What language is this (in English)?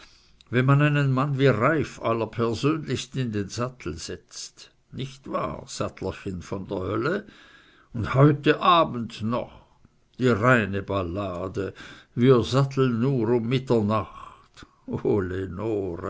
German